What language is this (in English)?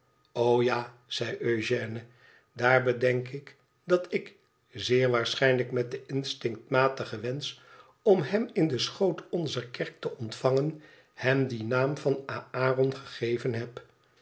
Dutch